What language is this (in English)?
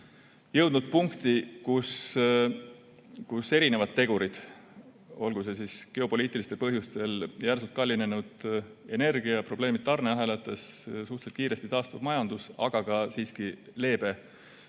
Estonian